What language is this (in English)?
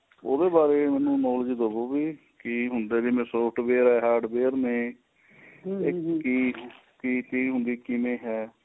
Punjabi